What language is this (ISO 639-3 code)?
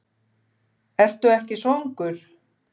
isl